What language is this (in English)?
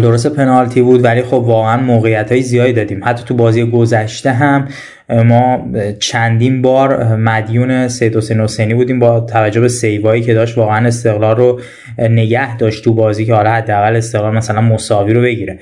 Persian